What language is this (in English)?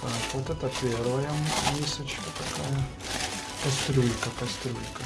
Russian